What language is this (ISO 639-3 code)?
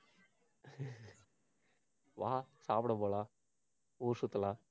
tam